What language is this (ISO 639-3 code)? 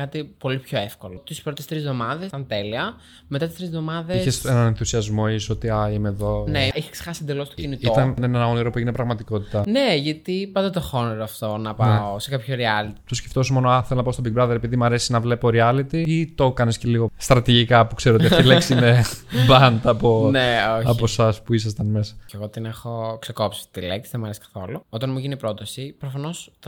ell